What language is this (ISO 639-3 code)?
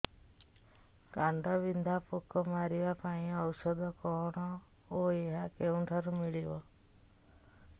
ori